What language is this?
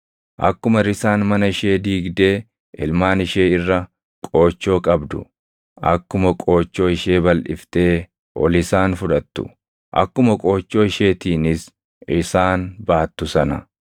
Oromo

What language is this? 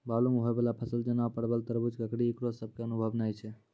Maithili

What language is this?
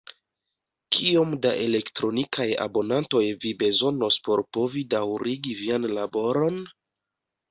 Esperanto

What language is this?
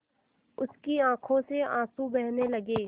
Hindi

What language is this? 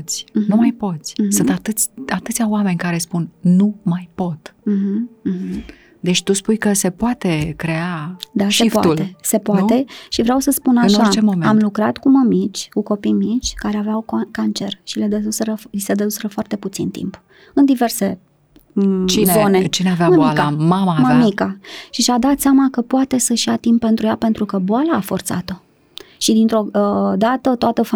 Romanian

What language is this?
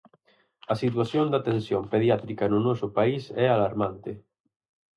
Galician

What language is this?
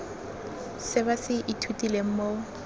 Tswana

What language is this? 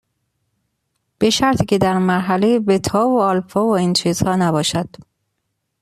Persian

